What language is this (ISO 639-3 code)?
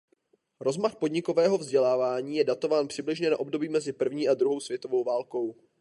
ces